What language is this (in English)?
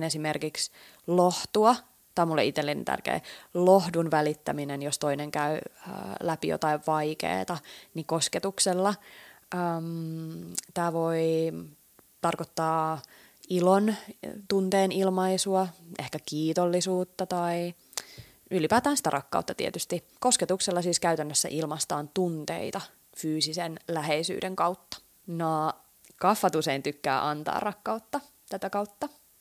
Finnish